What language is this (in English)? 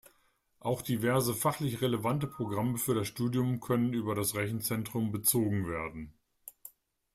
German